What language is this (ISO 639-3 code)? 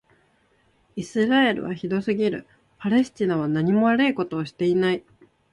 jpn